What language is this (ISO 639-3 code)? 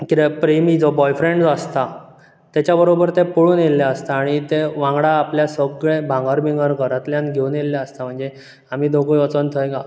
kok